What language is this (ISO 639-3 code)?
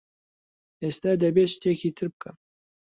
ckb